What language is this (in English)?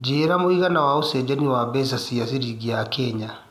Kikuyu